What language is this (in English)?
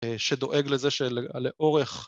Hebrew